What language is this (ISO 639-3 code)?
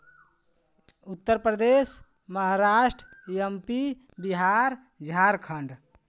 hin